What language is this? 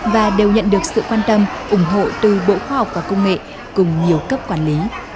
Vietnamese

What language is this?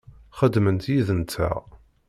Kabyle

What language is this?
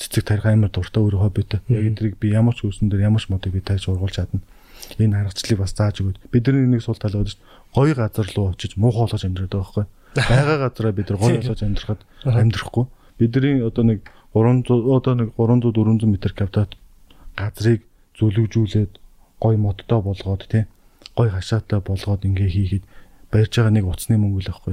Korean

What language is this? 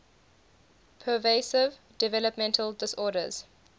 English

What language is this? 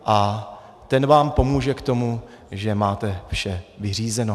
Czech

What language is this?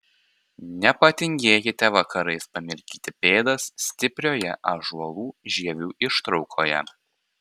Lithuanian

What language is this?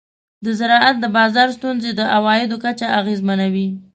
Pashto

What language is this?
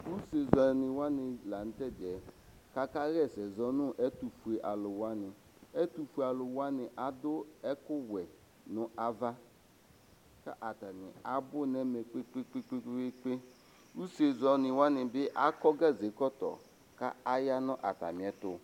Ikposo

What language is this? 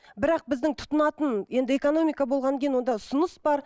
Kazakh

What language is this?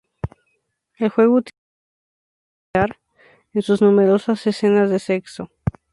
Spanish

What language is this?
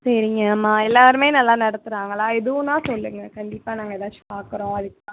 Tamil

